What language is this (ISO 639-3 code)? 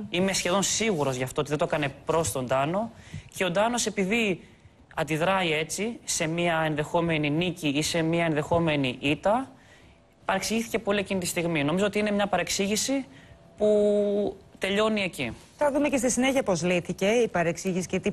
ell